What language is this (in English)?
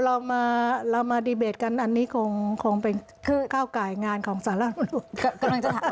Thai